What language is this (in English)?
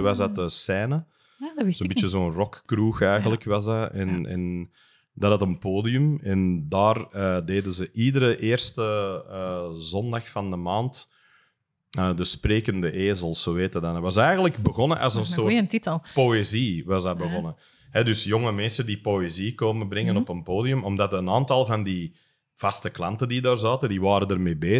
Dutch